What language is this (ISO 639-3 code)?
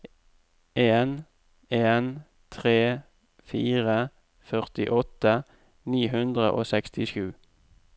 nor